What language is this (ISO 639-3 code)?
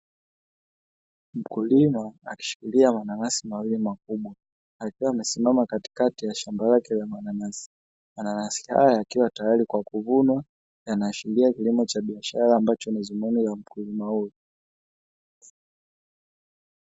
swa